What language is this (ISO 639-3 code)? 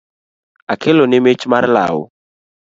luo